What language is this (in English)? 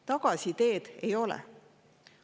Estonian